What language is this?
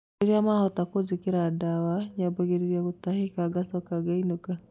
Kikuyu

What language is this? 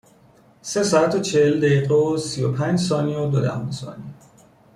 Persian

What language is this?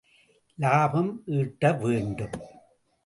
Tamil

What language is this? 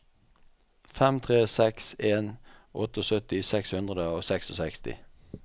Norwegian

